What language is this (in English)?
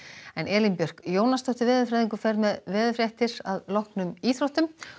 Icelandic